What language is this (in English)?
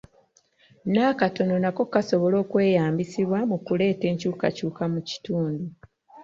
Ganda